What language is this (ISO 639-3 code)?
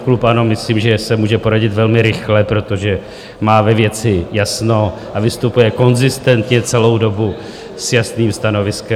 ces